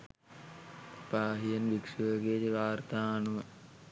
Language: Sinhala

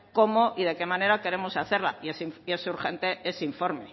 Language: Spanish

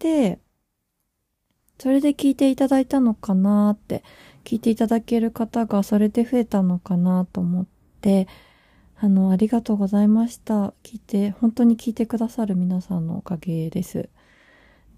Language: Japanese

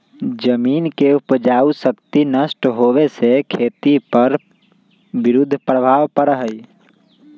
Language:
Magahi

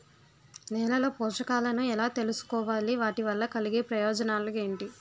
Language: Telugu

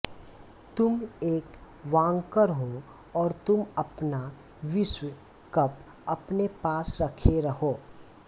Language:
Hindi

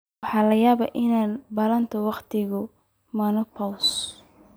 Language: Somali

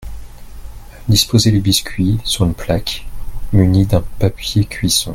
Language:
French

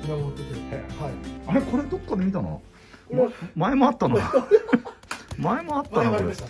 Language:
Japanese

